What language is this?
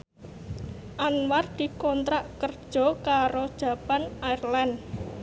Javanese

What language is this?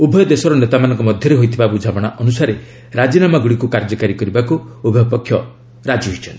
Odia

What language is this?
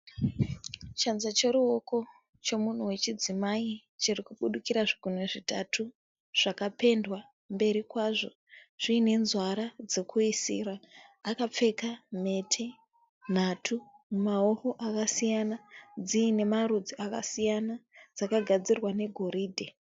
Shona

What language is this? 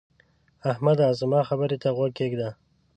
Pashto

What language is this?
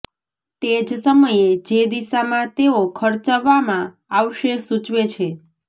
Gujarati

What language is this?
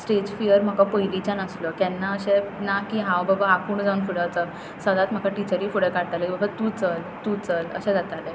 Konkani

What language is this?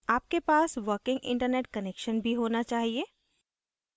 Hindi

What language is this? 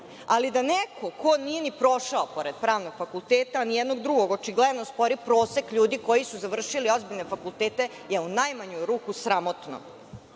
Serbian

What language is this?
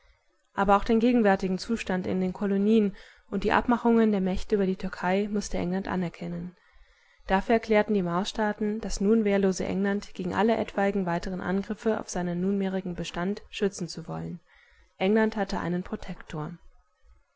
German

